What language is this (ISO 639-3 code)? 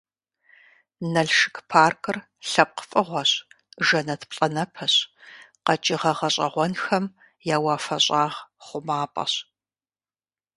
kbd